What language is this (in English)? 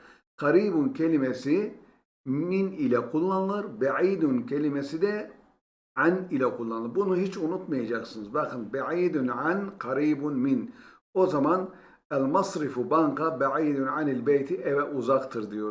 Turkish